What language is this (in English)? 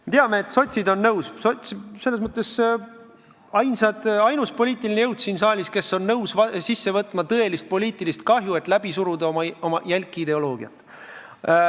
Estonian